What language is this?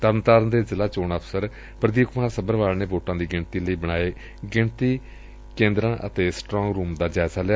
Punjabi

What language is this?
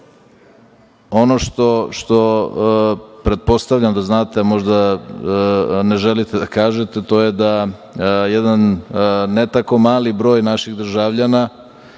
Serbian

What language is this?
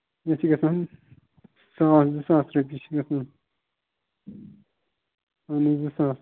Kashmiri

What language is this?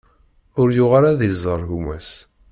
Kabyle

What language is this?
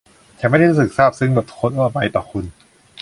Thai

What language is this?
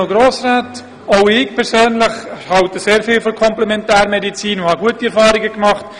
Swiss German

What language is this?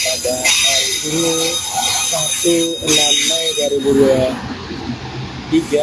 Indonesian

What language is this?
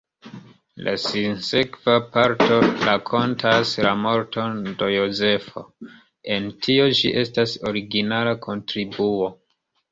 Esperanto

